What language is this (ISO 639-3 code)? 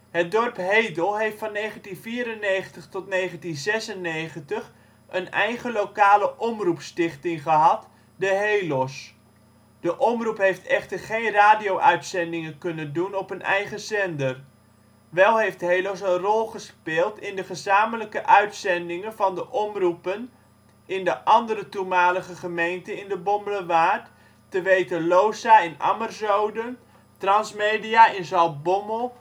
nld